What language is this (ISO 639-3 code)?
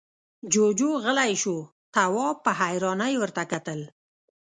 pus